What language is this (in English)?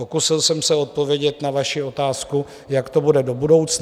Czech